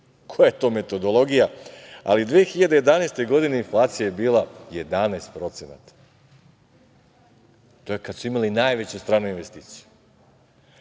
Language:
Serbian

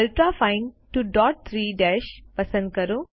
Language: Gujarati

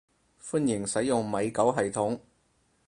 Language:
Cantonese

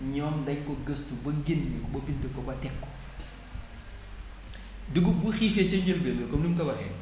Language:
Wolof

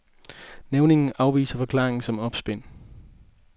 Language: Danish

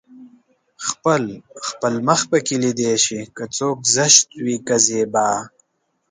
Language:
Pashto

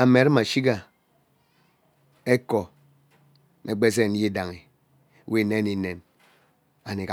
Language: Ubaghara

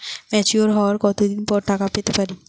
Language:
Bangla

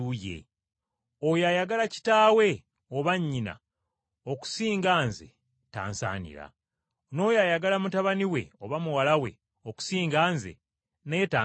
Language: Ganda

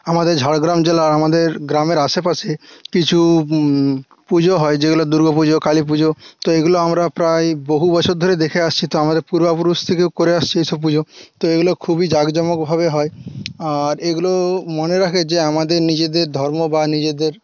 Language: Bangla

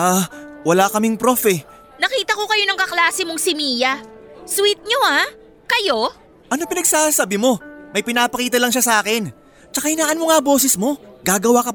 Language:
Filipino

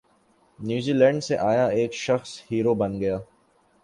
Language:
Urdu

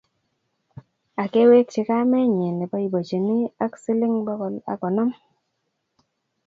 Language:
Kalenjin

